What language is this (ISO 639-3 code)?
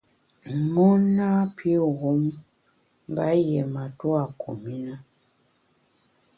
bax